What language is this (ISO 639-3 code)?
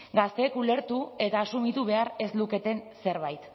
eus